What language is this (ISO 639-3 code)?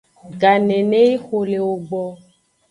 ajg